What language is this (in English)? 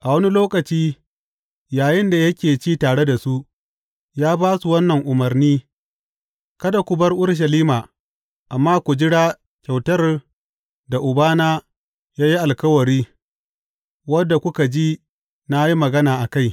Hausa